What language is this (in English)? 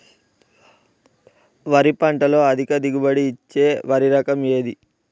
Telugu